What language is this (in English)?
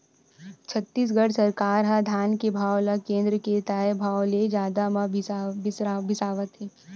Chhattisgarhi